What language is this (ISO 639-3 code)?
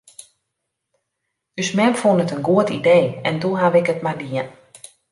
fry